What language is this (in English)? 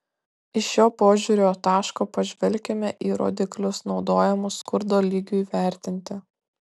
Lithuanian